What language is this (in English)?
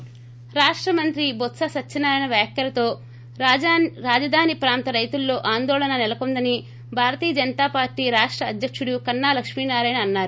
Telugu